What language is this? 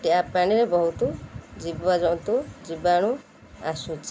Odia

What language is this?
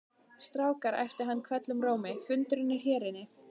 Icelandic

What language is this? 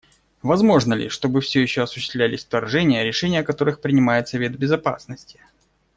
Russian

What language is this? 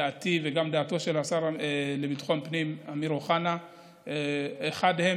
Hebrew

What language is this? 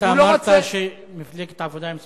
Hebrew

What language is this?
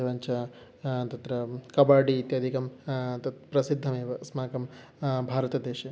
Sanskrit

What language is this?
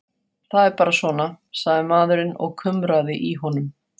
Icelandic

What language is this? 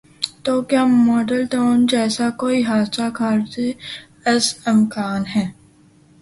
Urdu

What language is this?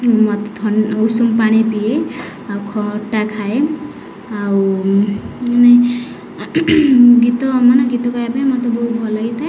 Odia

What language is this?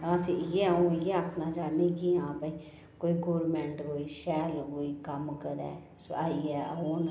Dogri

